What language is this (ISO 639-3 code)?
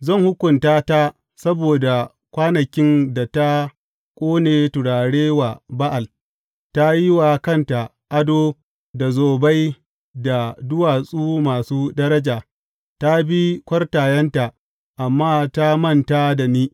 hau